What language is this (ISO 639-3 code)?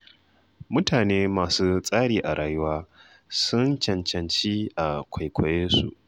hau